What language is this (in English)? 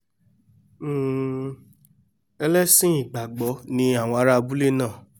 Yoruba